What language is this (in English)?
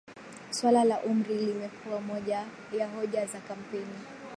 Swahili